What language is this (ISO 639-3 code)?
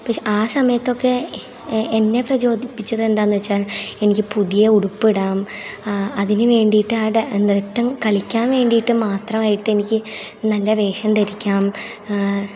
mal